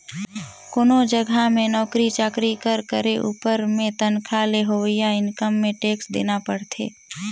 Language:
Chhattisgarhi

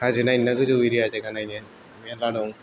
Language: Bodo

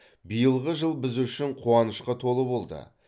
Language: Kazakh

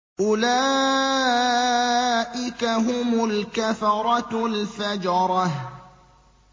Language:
Arabic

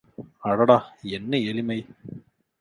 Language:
Tamil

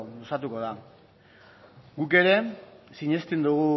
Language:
Basque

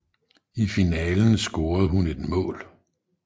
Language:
Danish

